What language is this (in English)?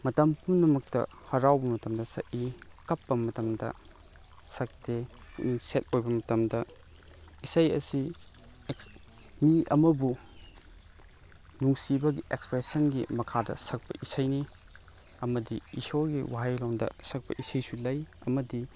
Manipuri